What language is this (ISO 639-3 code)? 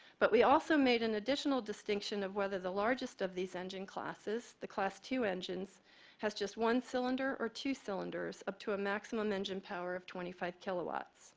eng